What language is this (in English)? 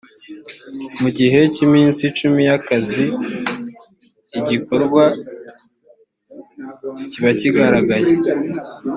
Kinyarwanda